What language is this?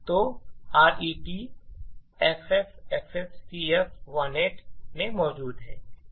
Hindi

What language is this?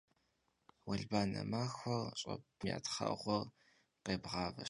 Kabardian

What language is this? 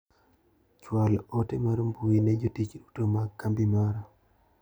Luo (Kenya and Tanzania)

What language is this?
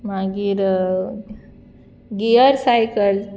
Konkani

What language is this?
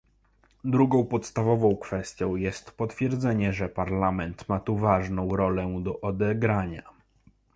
Polish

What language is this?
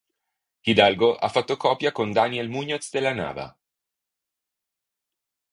Italian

